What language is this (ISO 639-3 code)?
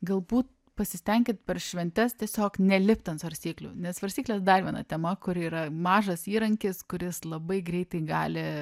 lit